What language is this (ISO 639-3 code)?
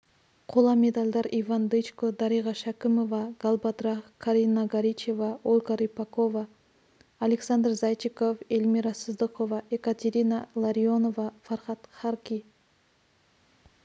kaz